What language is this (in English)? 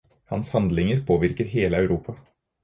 Norwegian Bokmål